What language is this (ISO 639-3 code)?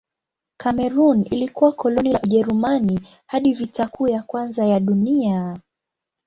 swa